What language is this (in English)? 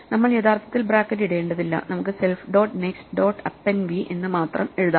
Malayalam